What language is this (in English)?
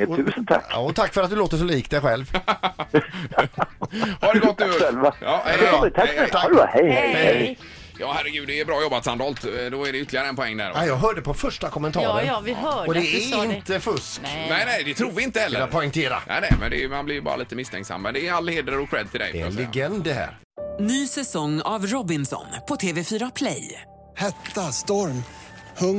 Swedish